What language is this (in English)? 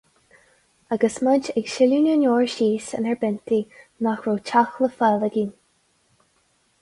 Irish